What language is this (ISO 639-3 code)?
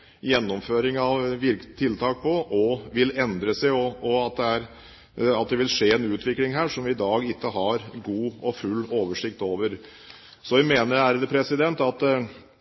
nob